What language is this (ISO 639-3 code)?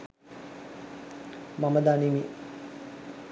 sin